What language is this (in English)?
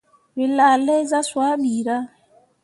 Mundang